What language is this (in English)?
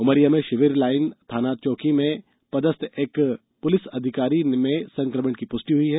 Hindi